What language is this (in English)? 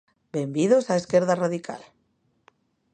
Galician